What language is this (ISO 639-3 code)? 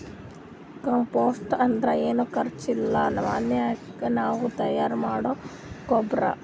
kan